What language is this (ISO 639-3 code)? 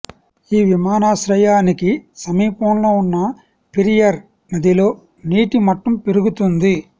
tel